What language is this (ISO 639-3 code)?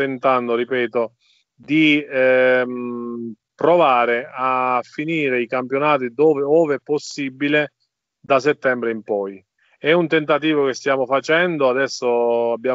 ita